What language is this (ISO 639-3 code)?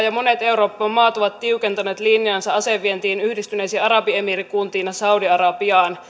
fin